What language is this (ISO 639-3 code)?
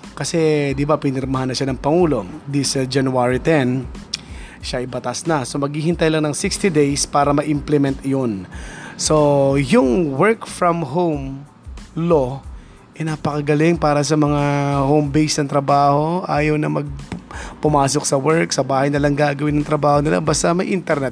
fil